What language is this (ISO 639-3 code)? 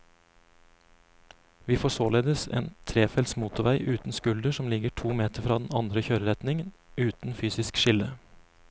nor